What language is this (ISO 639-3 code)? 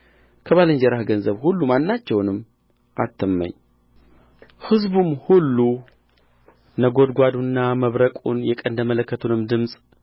amh